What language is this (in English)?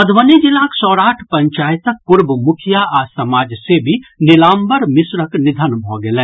Maithili